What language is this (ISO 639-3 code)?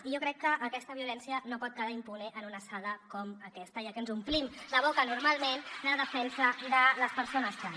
cat